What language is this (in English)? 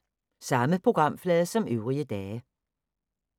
Danish